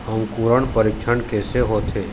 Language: Chhattisgarhi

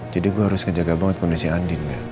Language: Indonesian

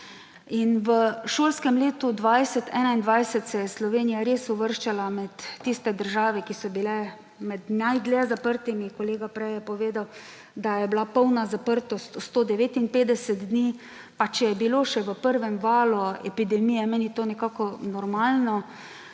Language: Slovenian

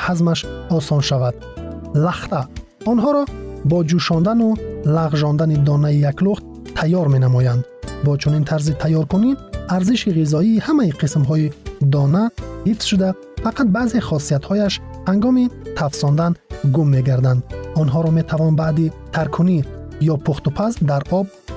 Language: Persian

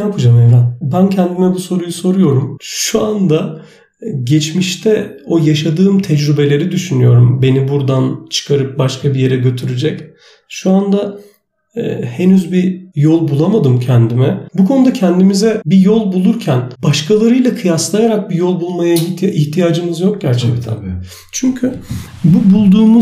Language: Turkish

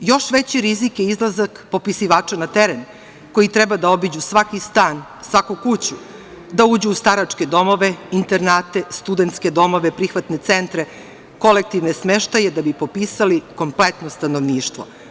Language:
Serbian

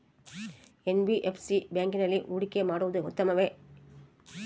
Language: Kannada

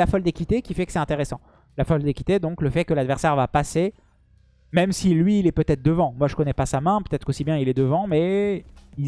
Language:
French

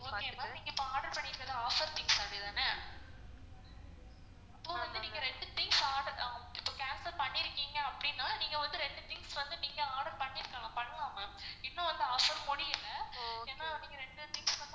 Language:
Tamil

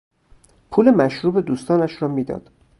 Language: Persian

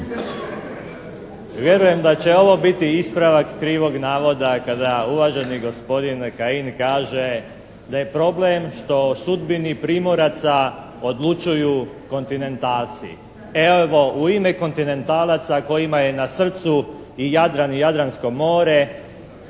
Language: Croatian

